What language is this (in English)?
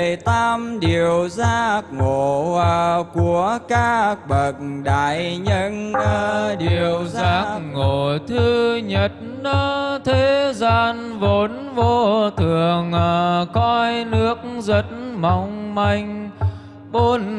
Vietnamese